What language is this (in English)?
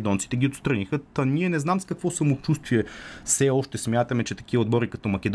Bulgarian